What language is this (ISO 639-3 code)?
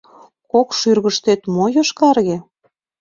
chm